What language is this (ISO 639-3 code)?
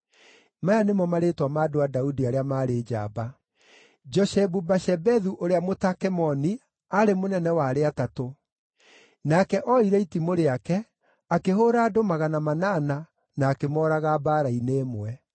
kik